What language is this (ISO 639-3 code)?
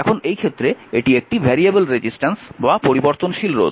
ben